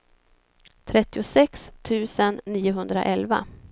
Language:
Swedish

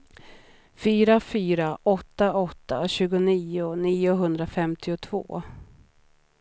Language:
Swedish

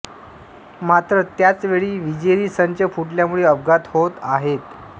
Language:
Marathi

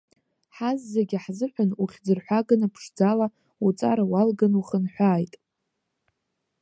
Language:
Abkhazian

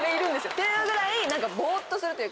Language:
Japanese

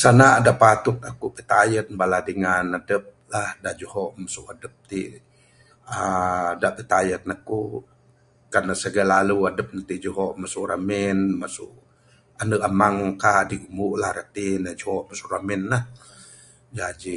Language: Bukar-Sadung Bidayuh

